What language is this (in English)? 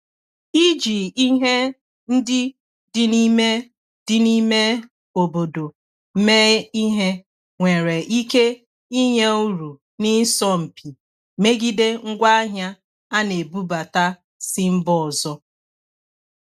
Igbo